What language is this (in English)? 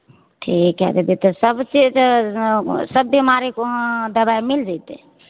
Maithili